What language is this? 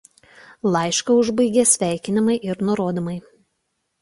Lithuanian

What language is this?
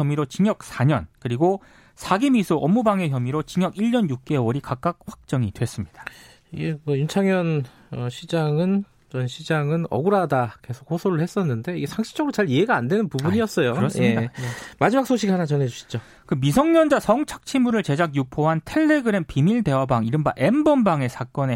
Korean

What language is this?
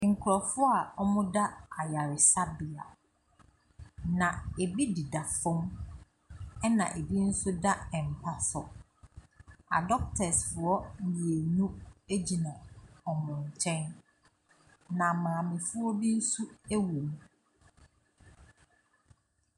Akan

